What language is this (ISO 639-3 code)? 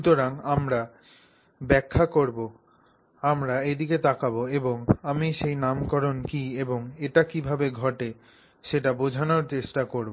ben